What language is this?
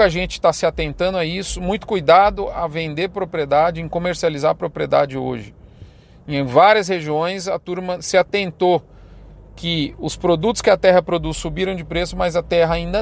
Portuguese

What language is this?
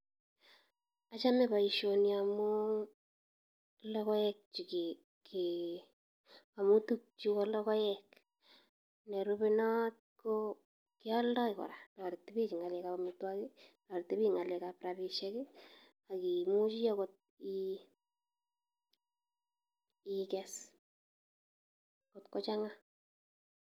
Kalenjin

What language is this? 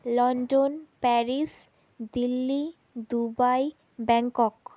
Bangla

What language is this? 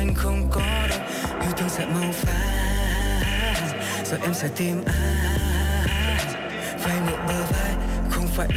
Vietnamese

